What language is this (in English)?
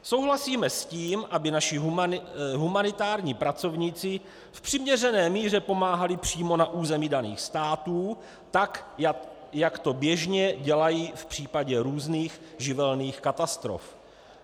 Czech